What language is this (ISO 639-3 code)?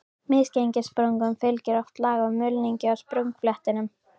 isl